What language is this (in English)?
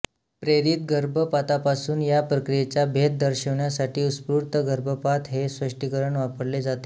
Marathi